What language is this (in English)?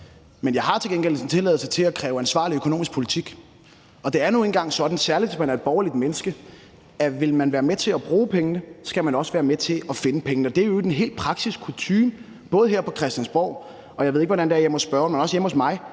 Danish